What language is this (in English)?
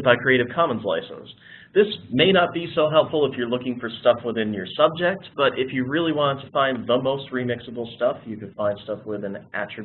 English